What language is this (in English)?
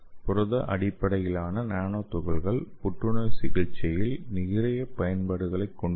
Tamil